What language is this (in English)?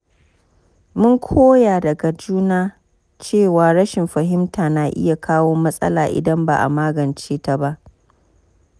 Hausa